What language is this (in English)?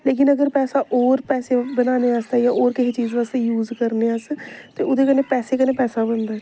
Dogri